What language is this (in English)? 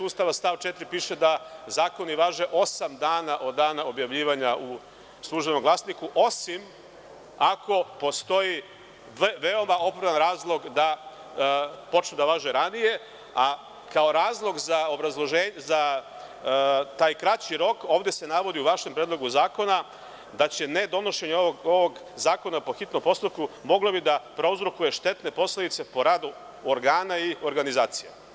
Serbian